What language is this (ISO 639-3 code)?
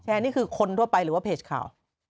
tha